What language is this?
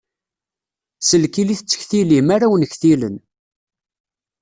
Kabyle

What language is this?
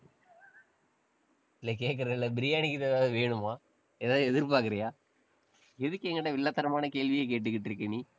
Tamil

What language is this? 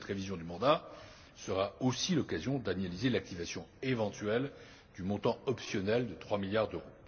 French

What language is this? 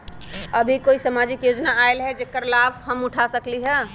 Magahi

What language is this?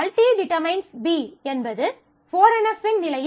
Tamil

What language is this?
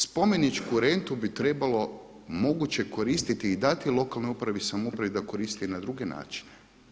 Croatian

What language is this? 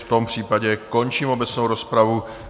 Czech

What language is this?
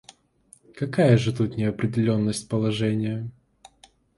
Russian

